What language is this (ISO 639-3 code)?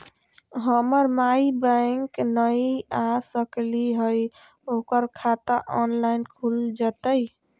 mag